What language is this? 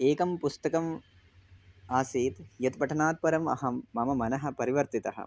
Sanskrit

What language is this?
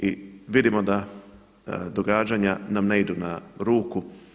Croatian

